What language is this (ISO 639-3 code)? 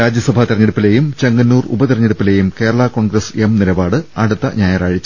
mal